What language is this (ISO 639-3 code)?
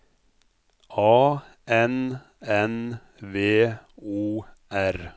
nor